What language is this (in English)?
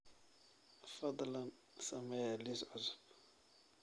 Somali